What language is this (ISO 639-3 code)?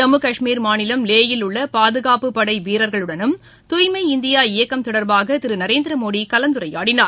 tam